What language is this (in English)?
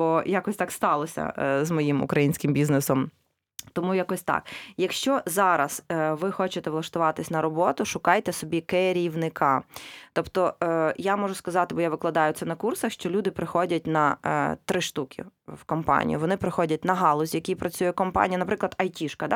Ukrainian